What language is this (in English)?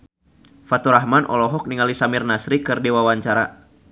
Sundanese